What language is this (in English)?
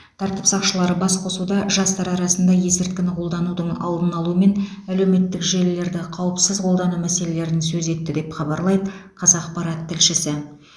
Kazakh